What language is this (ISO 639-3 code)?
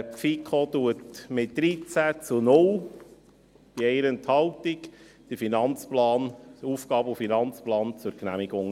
gsw